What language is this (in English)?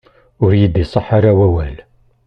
Kabyle